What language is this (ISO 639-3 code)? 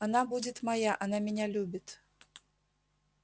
rus